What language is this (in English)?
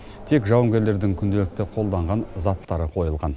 Kazakh